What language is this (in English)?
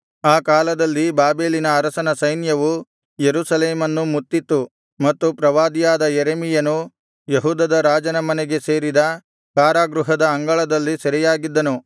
Kannada